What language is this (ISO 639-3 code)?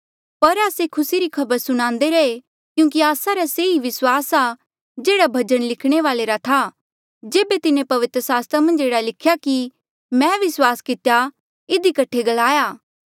mjl